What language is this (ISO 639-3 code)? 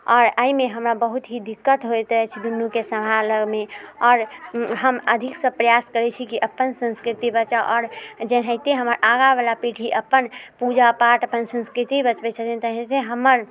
mai